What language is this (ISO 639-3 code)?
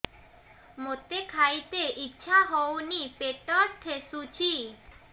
ori